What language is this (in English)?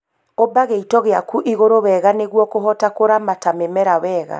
Kikuyu